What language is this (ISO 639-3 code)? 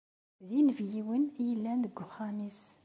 kab